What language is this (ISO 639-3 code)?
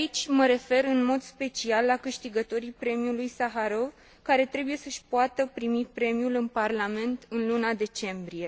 ron